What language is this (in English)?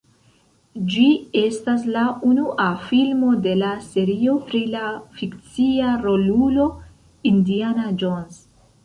Esperanto